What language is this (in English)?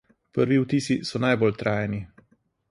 Slovenian